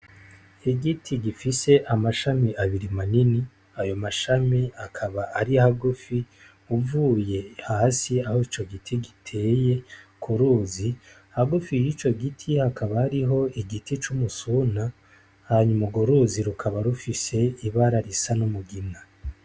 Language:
Rundi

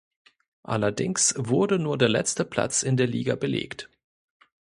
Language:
German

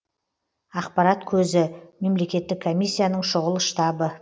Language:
Kazakh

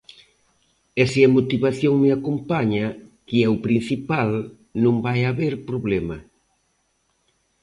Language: Galician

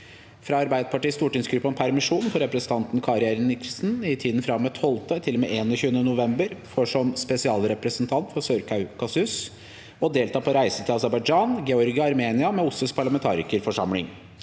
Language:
Norwegian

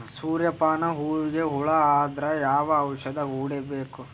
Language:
Kannada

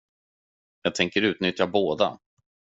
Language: Swedish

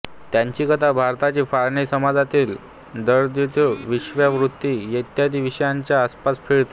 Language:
Marathi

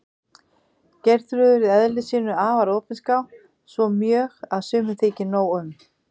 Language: Icelandic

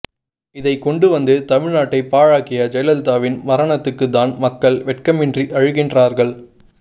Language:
Tamil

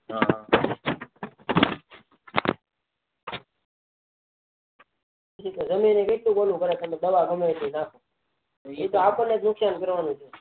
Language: Gujarati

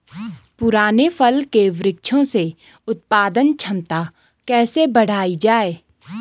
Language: Hindi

